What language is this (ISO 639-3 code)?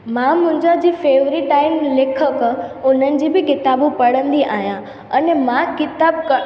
snd